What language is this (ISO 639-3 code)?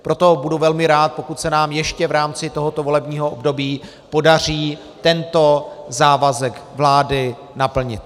ces